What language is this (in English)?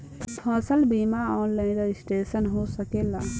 Bhojpuri